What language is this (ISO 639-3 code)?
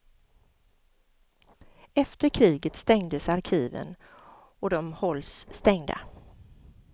swe